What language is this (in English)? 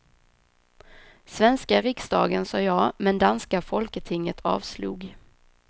Swedish